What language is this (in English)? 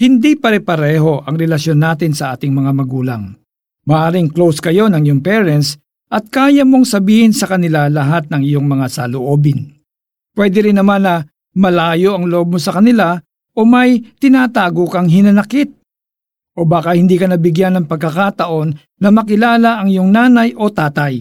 Filipino